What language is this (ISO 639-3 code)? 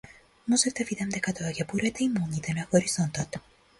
mkd